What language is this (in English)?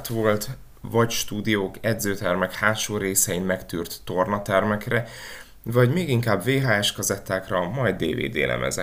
Hungarian